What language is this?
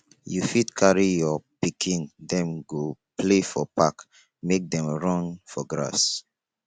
Nigerian Pidgin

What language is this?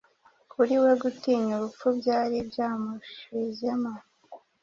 Kinyarwanda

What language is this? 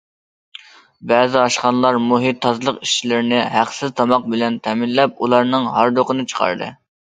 Uyghur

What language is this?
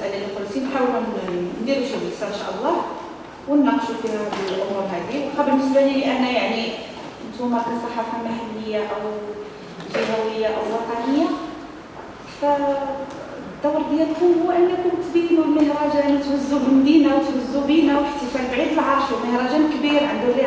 Arabic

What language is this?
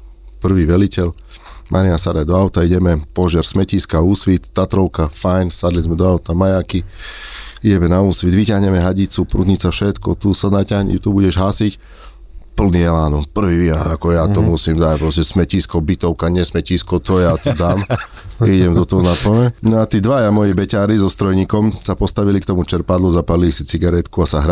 Slovak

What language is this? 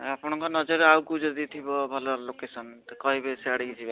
Odia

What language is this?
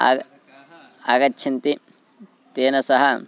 Sanskrit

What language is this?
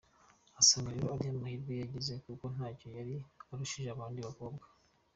Kinyarwanda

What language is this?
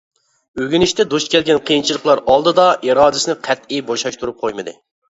Uyghur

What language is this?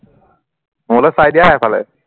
Assamese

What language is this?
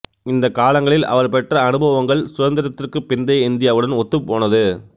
Tamil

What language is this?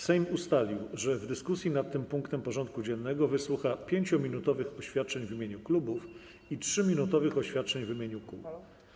Polish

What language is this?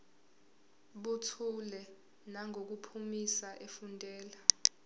Zulu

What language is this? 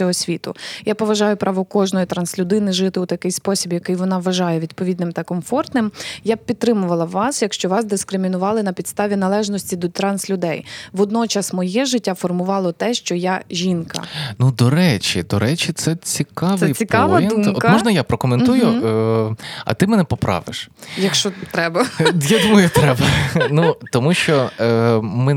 Ukrainian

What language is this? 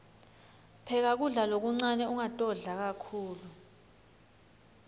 Swati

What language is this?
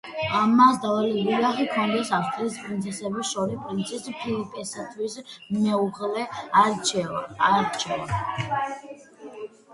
Georgian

